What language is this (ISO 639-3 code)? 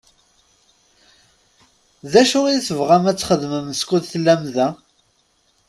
kab